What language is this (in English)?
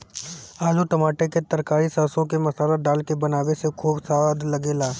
Bhojpuri